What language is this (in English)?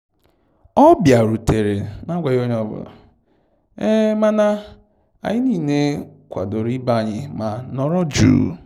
Igbo